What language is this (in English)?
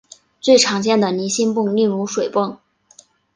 Chinese